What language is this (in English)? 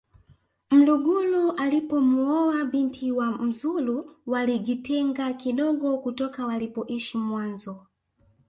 Swahili